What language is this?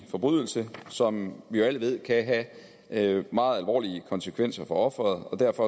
Danish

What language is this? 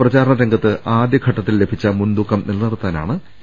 Malayalam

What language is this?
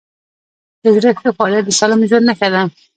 Pashto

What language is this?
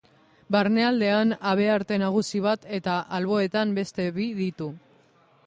Basque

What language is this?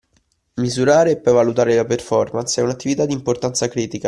Italian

